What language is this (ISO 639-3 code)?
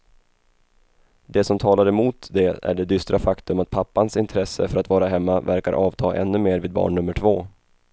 swe